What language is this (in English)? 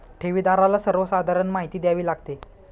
Marathi